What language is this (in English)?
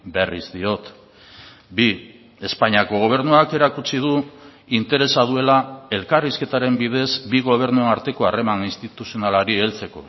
Basque